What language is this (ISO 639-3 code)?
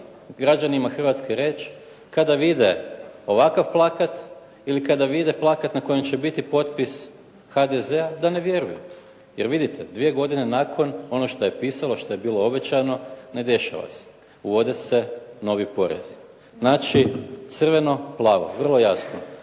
hrv